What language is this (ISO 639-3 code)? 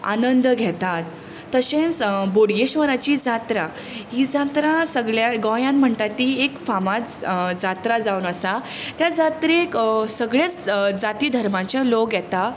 kok